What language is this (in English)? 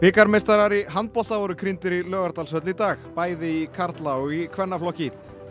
Icelandic